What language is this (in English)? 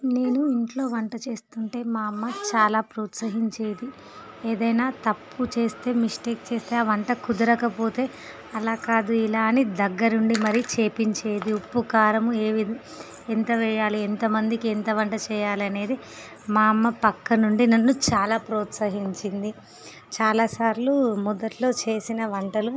Telugu